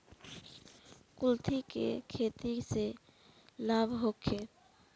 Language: Bhojpuri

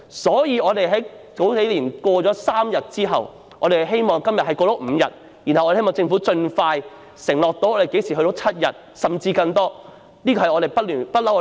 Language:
Cantonese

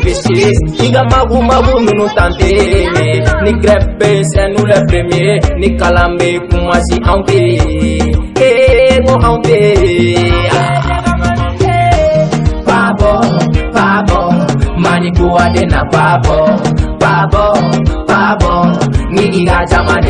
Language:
Romanian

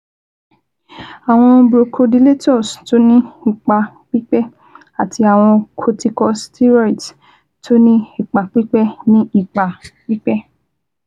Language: Yoruba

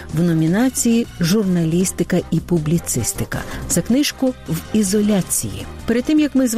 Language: Ukrainian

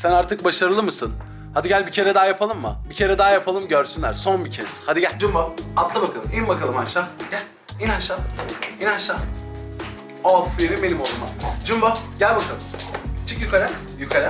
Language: Turkish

